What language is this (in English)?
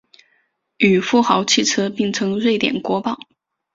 Chinese